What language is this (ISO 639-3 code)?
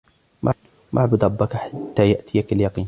ara